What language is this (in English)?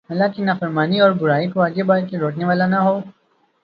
Urdu